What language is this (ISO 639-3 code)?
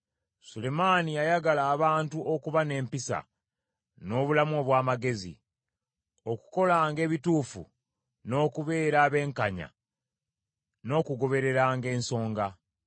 lug